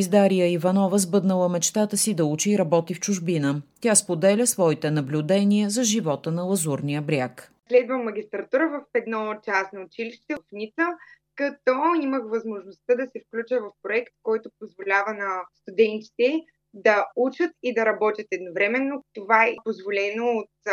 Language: Bulgarian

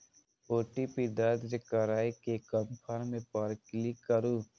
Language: Maithili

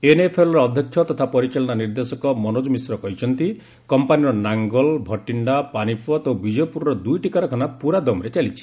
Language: Odia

